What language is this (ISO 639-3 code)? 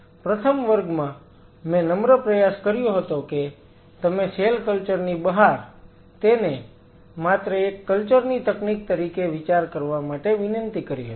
guj